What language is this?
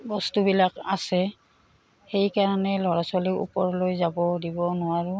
Assamese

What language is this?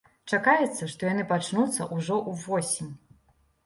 Belarusian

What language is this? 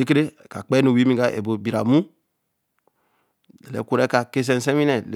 Eleme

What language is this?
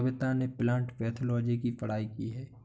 Hindi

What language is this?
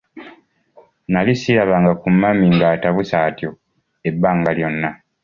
Ganda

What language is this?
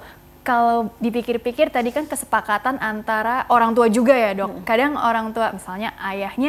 Indonesian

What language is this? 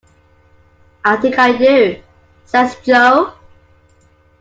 English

